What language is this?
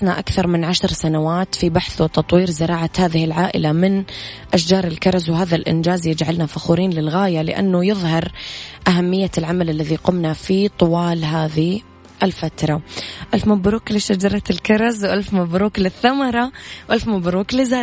Arabic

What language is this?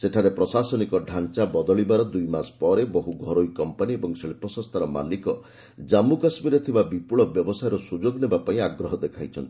Odia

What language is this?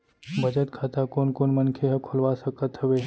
Chhattisgarhi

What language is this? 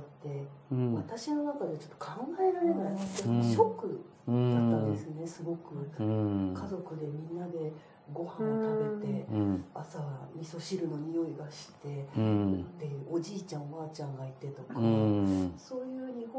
Japanese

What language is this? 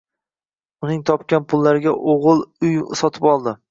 Uzbek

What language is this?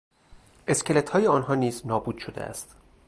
Persian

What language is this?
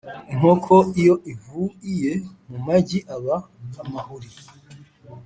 Kinyarwanda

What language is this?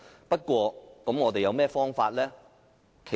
Cantonese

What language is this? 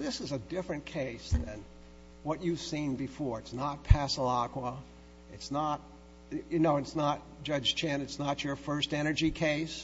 English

